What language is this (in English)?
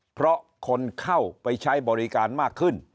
Thai